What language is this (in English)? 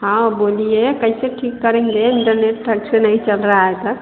Maithili